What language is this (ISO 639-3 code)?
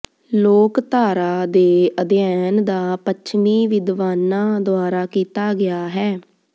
pan